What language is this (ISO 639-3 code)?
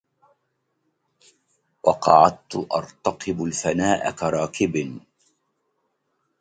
ara